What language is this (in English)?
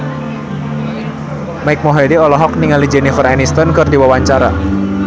Sundanese